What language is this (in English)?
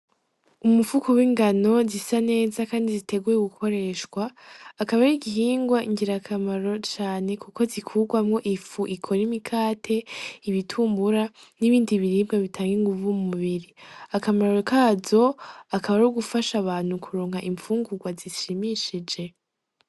Rundi